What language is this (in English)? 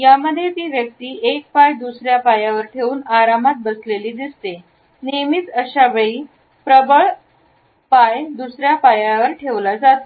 Marathi